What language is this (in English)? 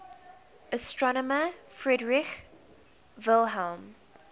English